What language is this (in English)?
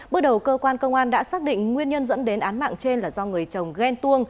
Vietnamese